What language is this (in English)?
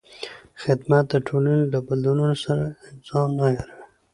Pashto